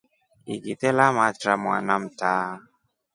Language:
Rombo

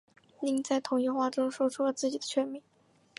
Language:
Chinese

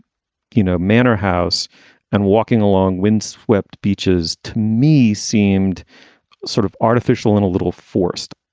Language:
English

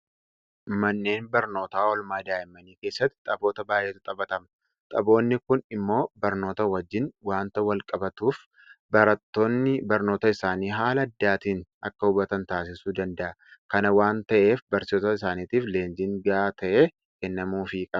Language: Oromo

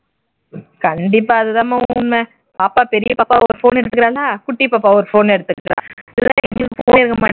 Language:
Tamil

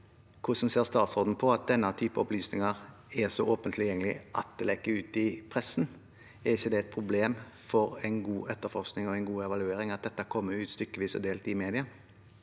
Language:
Norwegian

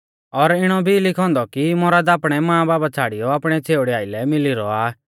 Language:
Mahasu Pahari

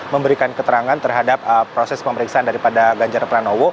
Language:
Indonesian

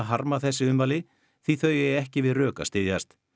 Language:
Icelandic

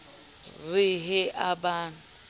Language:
Southern Sotho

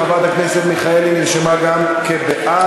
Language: Hebrew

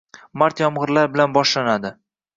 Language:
Uzbek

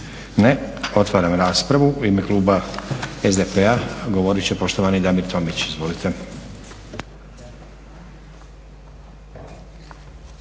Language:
Croatian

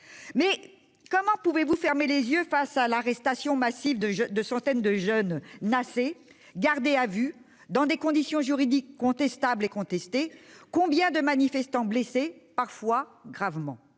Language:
French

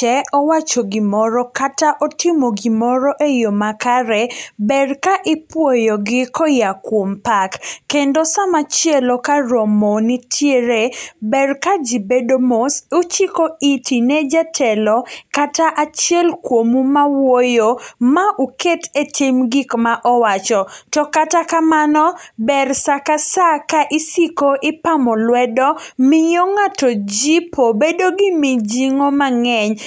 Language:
Luo (Kenya and Tanzania)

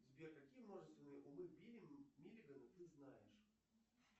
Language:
Russian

